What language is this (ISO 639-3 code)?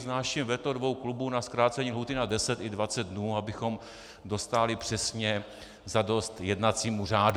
ces